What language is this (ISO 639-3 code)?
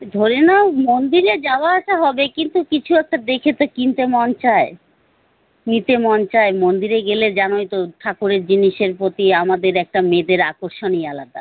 ben